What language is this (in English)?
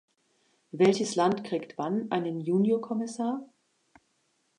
German